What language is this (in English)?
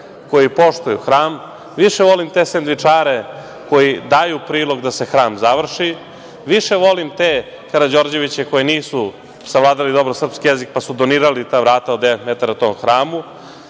Serbian